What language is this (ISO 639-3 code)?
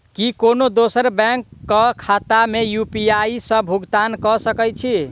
mai